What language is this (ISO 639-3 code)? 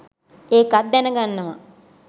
sin